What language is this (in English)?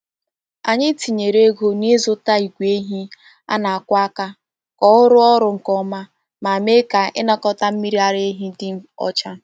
Igbo